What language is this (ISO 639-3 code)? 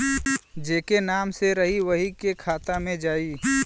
bho